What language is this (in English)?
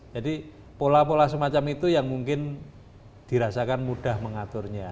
Indonesian